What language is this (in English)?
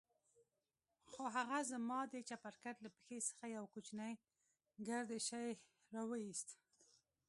Pashto